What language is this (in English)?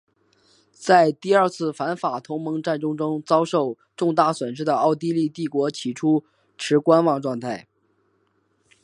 Chinese